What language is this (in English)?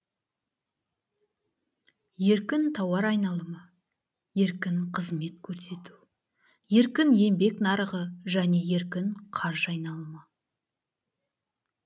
Kazakh